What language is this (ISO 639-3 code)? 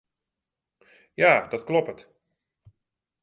fry